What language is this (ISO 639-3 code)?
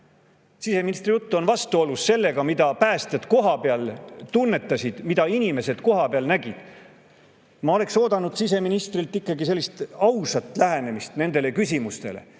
est